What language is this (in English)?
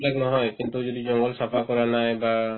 Assamese